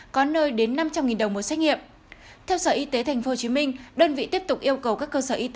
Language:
Vietnamese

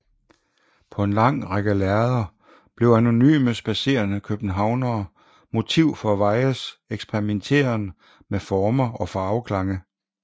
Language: Danish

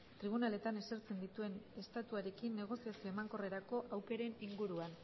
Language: Basque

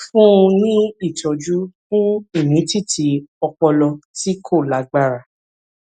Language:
Yoruba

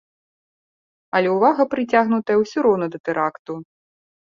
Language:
Belarusian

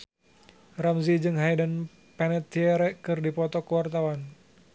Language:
Sundanese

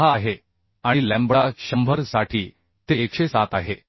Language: Marathi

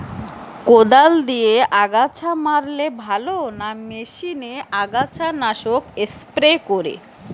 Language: Bangla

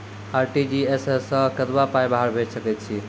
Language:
Maithili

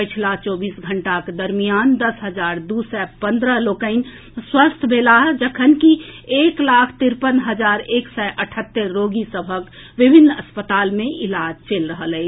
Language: Maithili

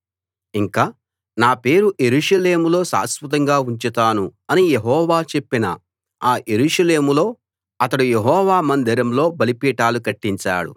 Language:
Telugu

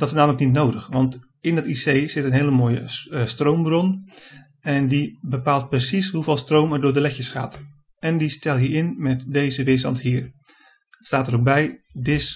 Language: Dutch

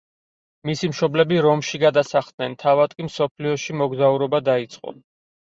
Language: Georgian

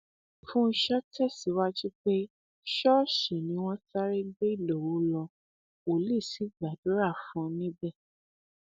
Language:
Yoruba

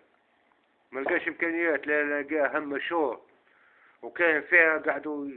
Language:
Arabic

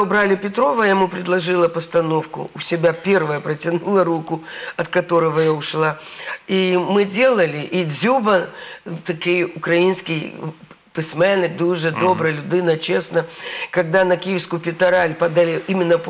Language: Russian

